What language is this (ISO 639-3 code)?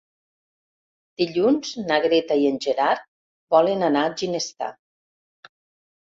cat